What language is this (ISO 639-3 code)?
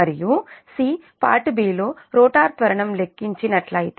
tel